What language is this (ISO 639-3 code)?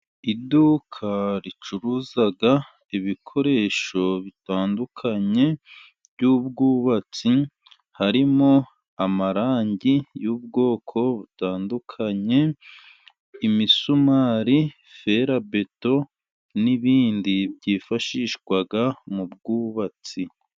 kin